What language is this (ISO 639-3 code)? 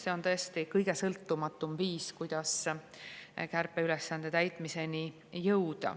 est